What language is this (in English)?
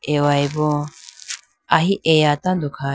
Idu-Mishmi